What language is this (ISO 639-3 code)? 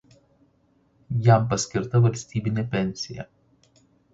lit